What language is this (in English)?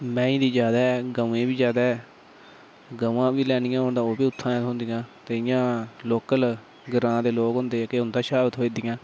Dogri